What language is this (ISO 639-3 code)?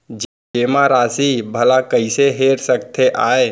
hne